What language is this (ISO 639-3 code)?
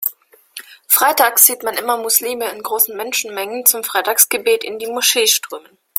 deu